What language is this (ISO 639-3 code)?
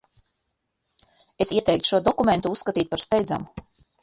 lav